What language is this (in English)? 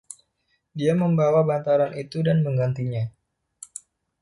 Indonesian